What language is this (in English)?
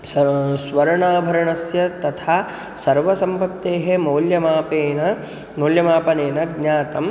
Sanskrit